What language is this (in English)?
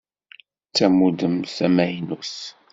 Kabyle